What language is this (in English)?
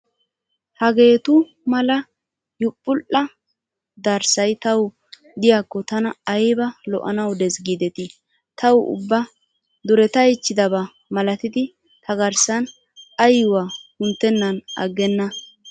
Wolaytta